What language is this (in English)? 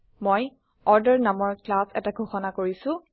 Assamese